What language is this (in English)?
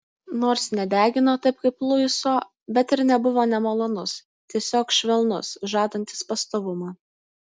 Lithuanian